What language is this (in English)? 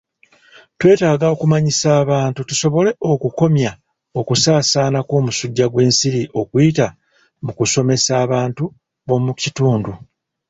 Ganda